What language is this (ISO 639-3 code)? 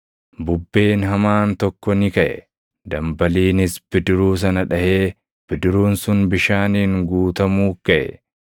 orm